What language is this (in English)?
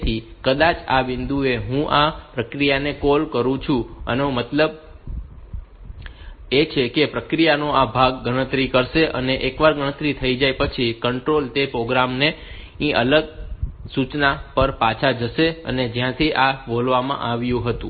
Gujarati